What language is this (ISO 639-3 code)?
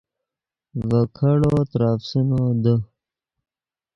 ydg